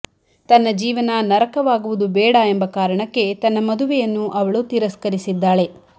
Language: Kannada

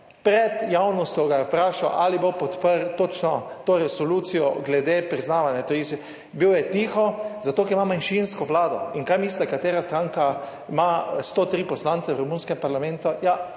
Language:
Slovenian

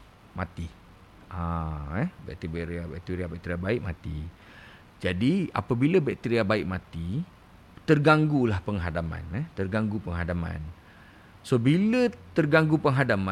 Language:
Malay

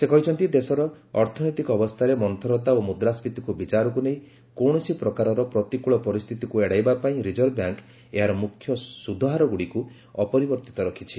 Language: Odia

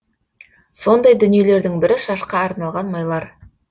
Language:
Kazakh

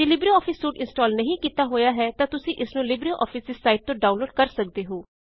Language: Punjabi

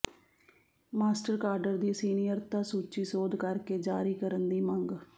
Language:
Punjabi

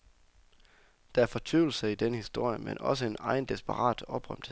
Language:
Danish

